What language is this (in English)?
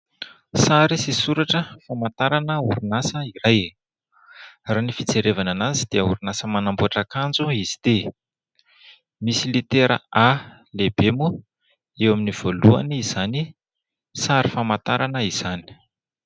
Malagasy